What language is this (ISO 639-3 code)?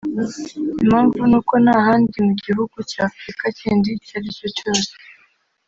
kin